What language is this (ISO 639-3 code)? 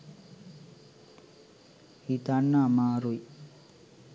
sin